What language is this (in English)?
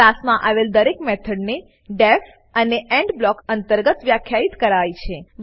Gujarati